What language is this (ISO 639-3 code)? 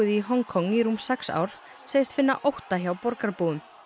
isl